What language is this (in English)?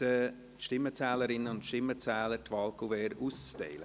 Swiss German